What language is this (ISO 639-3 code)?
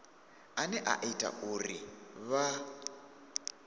ven